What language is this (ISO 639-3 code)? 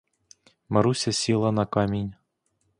ukr